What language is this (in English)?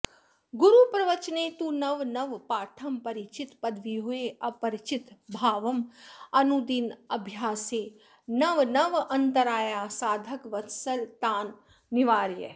Sanskrit